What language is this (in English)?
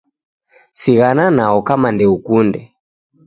Taita